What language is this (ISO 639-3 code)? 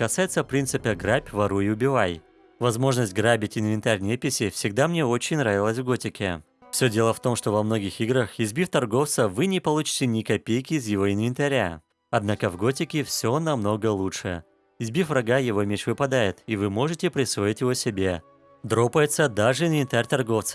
rus